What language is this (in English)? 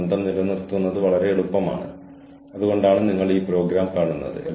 Malayalam